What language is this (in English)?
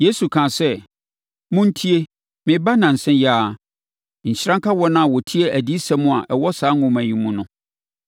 Akan